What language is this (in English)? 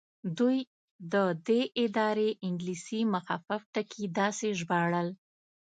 Pashto